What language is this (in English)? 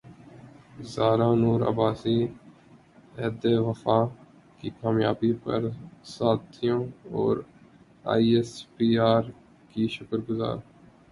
Urdu